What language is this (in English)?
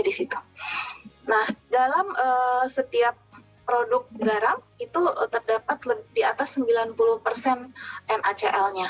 Indonesian